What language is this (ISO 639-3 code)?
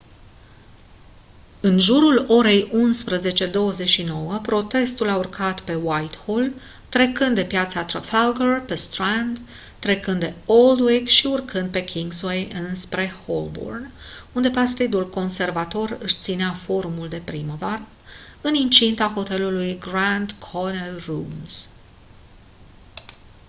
ron